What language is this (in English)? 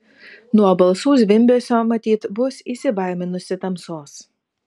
Lithuanian